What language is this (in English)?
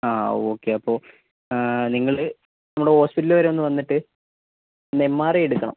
Malayalam